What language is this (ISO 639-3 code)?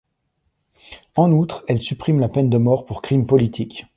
fra